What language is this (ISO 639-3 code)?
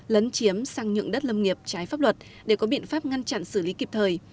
vie